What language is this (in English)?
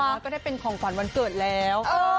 Thai